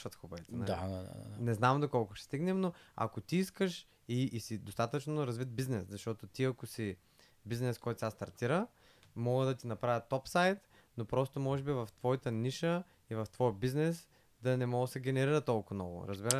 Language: Bulgarian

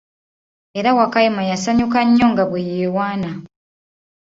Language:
Ganda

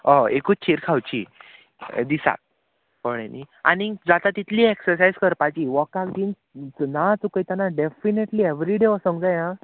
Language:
Konkani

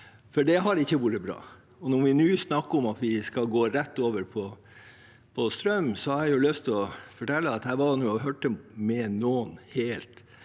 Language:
Norwegian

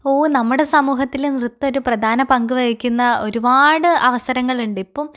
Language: Malayalam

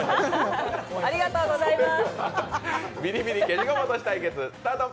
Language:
Japanese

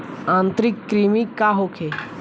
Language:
Bhojpuri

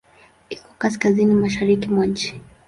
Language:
Swahili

